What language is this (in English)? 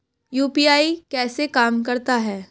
Hindi